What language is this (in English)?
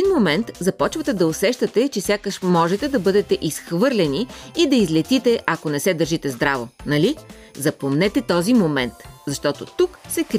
Bulgarian